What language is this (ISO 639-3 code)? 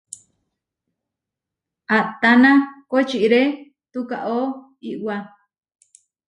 var